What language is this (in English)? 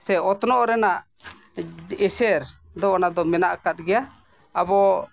Santali